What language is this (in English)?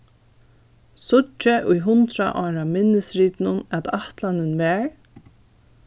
Faroese